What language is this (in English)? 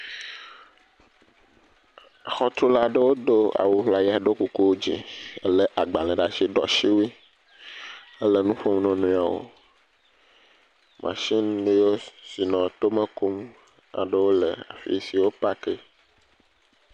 Ewe